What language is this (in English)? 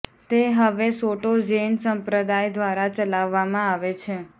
Gujarati